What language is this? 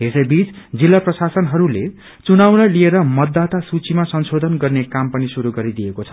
Nepali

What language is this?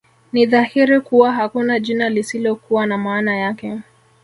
Swahili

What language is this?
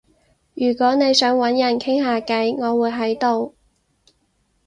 Cantonese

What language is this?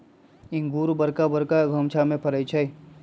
Magahi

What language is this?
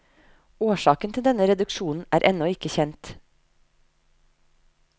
Norwegian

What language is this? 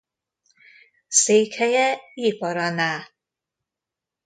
Hungarian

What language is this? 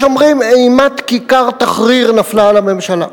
Hebrew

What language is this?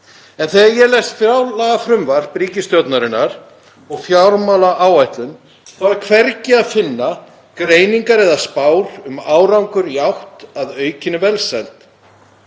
Icelandic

